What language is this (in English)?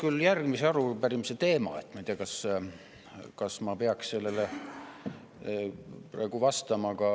Estonian